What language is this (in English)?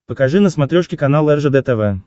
Russian